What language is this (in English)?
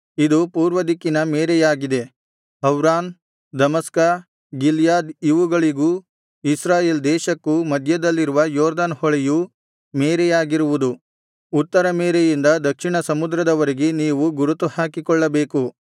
Kannada